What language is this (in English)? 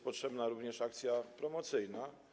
Polish